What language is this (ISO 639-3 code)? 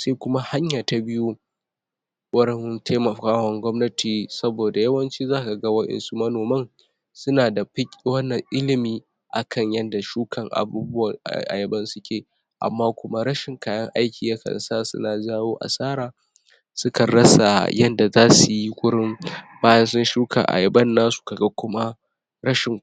hau